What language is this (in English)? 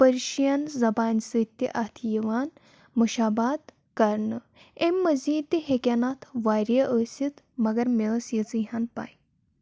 Kashmiri